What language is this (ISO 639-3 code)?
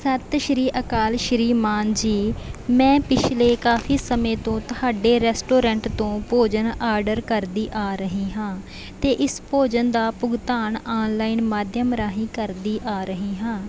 pan